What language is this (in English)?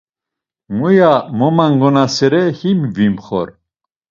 Laz